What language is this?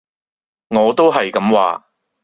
Cantonese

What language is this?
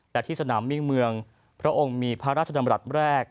Thai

